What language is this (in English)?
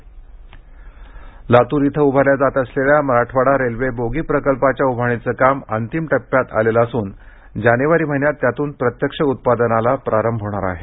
Marathi